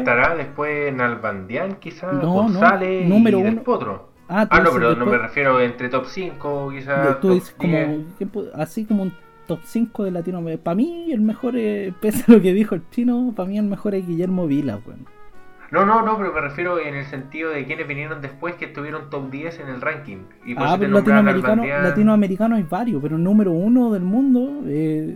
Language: Spanish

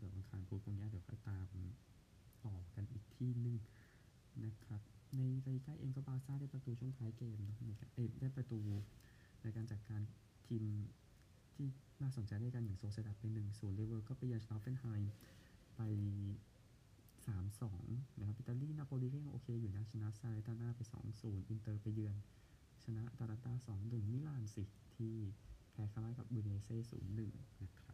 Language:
Thai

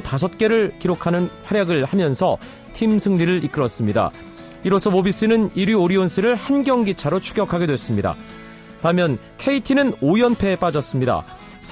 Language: Korean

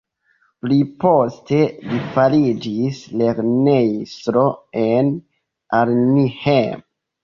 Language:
Esperanto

